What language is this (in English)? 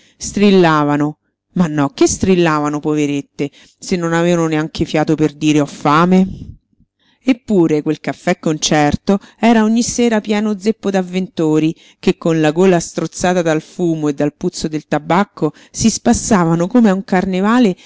Italian